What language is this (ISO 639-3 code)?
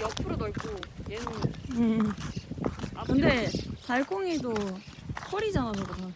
kor